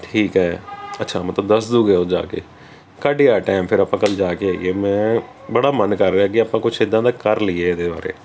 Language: Punjabi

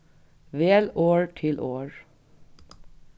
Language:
Faroese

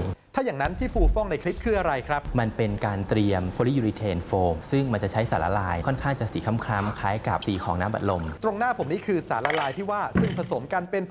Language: Thai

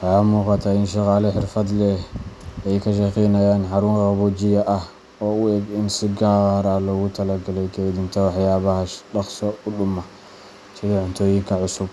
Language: Somali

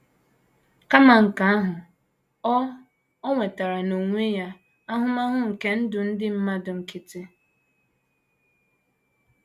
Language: Igbo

